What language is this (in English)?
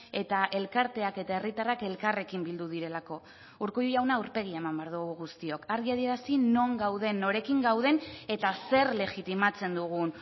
Basque